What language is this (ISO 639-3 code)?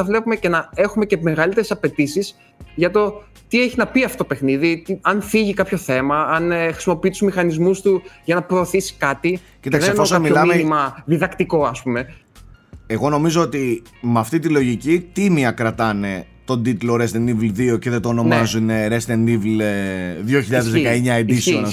ell